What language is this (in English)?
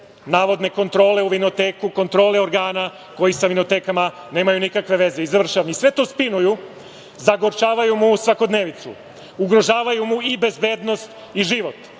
Serbian